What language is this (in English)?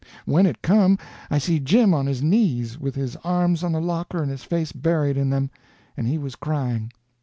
English